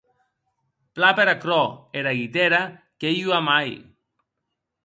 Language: Occitan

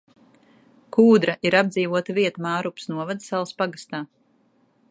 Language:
Latvian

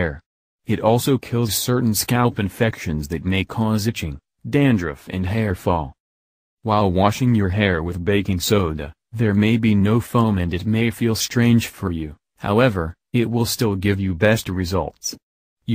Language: English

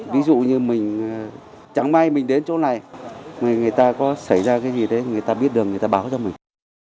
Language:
Vietnamese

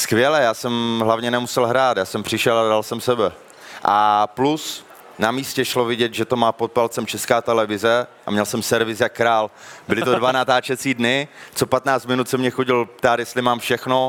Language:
Czech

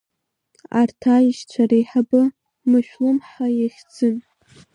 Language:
Abkhazian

